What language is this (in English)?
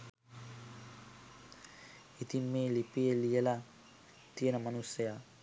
Sinhala